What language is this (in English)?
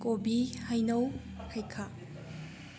Manipuri